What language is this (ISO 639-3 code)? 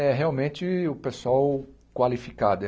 por